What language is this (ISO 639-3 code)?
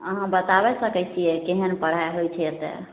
mai